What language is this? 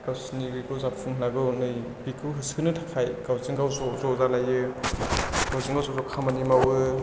Bodo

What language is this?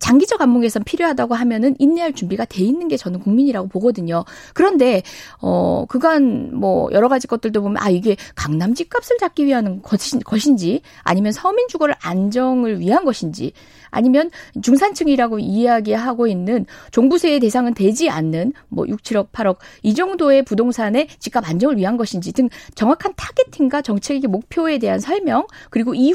Korean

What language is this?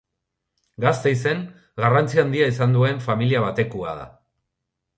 Basque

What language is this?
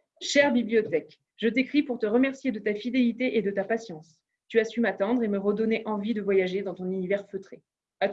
French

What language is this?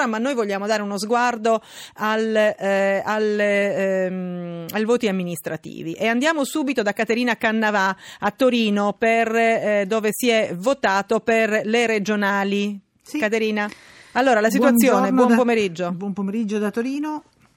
Italian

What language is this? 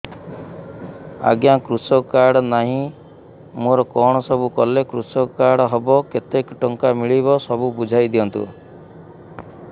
Odia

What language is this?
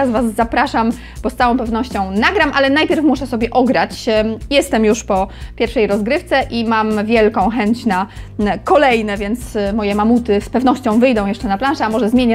Polish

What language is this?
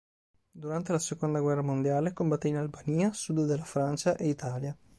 Italian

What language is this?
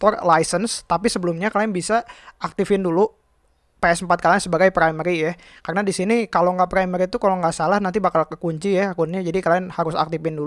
Indonesian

